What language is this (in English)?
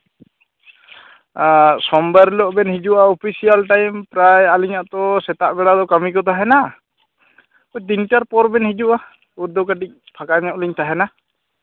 Santali